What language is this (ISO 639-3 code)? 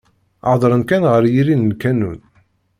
kab